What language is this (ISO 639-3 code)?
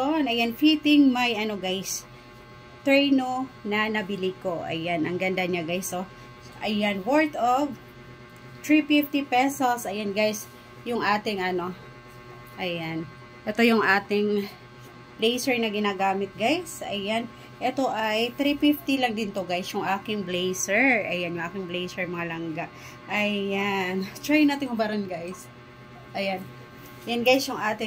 fil